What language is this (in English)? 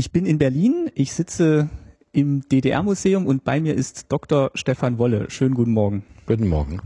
German